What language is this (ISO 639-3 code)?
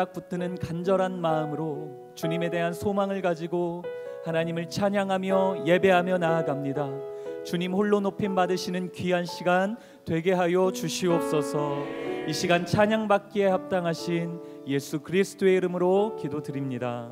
kor